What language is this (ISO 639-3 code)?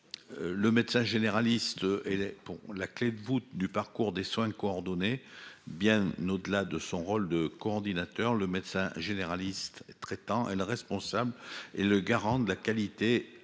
fra